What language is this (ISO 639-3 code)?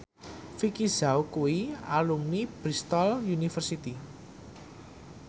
jav